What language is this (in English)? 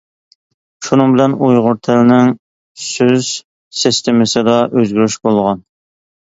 Uyghur